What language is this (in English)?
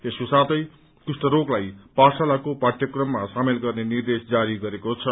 Nepali